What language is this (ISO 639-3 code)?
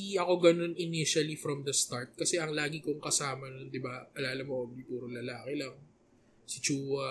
fil